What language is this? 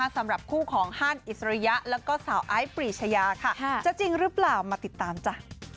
Thai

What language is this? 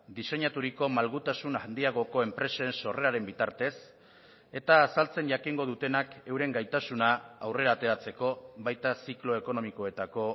Basque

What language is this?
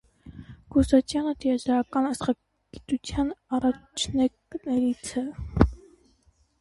Armenian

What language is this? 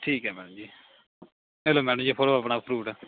Punjabi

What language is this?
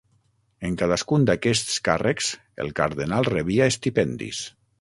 Catalan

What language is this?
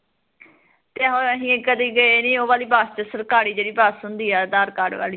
Punjabi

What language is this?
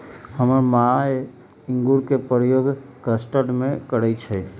Magahi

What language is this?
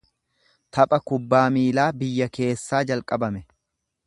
Oromo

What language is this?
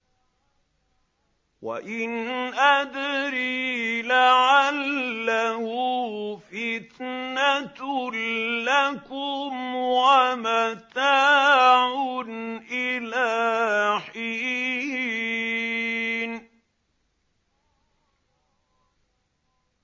Arabic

